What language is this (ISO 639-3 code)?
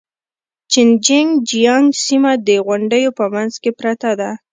pus